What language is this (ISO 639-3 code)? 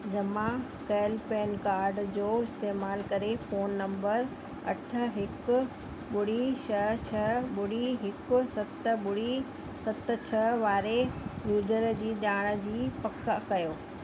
snd